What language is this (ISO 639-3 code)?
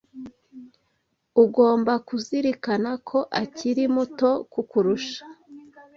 kin